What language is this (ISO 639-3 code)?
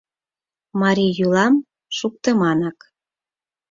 chm